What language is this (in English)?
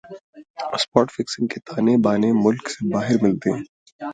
Urdu